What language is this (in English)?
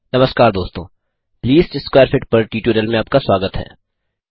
Hindi